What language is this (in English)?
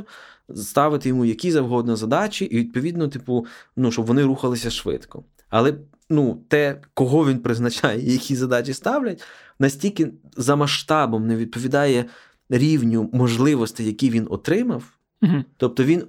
Ukrainian